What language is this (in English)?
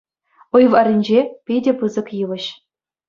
Chuvash